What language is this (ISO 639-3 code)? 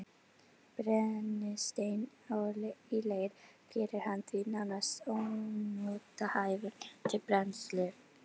isl